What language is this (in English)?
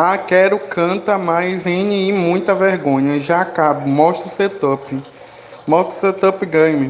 Portuguese